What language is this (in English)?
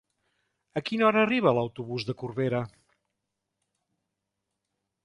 Catalan